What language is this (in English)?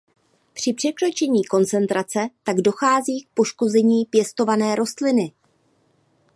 Czech